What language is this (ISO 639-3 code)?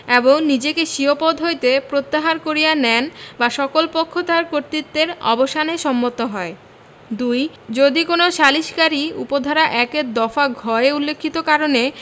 ben